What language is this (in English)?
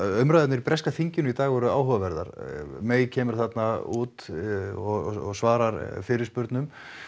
Icelandic